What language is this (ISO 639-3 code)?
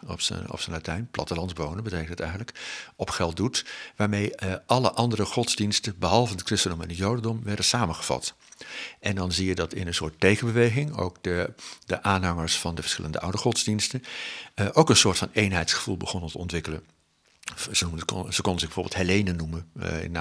nld